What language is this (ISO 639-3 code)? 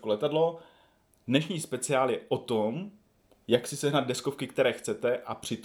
ces